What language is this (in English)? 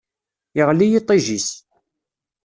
Kabyle